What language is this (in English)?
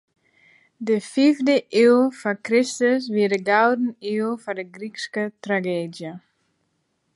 Western Frisian